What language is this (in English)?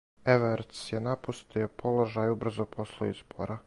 Serbian